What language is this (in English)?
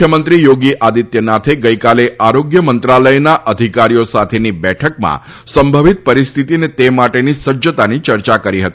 Gujarati